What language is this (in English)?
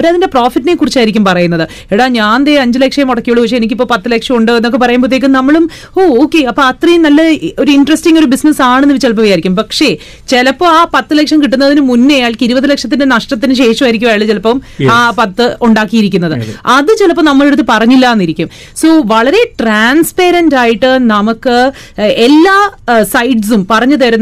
Malayalam